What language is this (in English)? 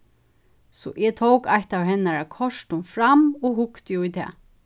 Faroese